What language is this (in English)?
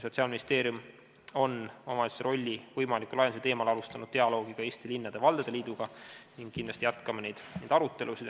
Estonian